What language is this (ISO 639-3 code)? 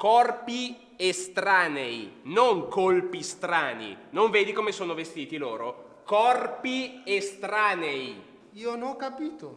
ita